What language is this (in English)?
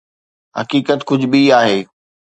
Sindhi